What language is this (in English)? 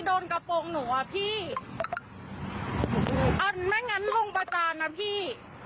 Thai